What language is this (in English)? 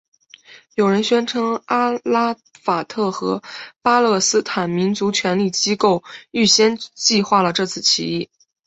Chinese